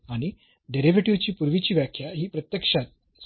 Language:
Marathi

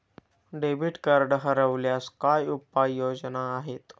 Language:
Marathi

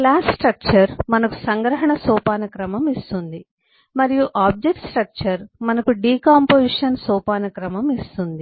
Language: Telugu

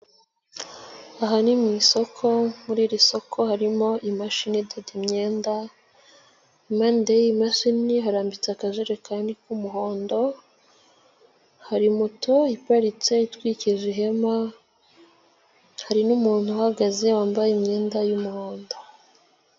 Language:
Kinyarwanda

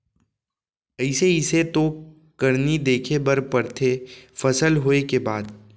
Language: Chhattisgarhi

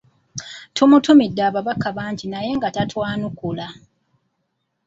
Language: Ganda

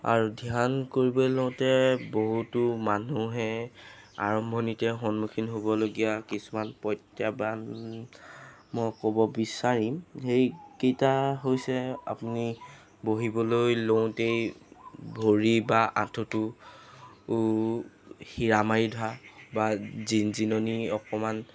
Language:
Assamese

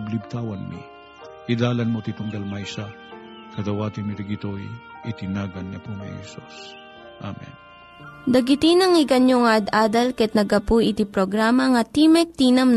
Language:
Filipino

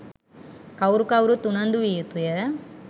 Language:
Sinhala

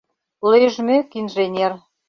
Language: Mari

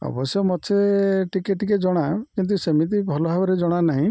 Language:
Odia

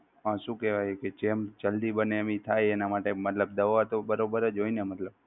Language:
Gujarati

